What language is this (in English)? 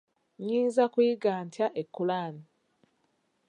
Ganda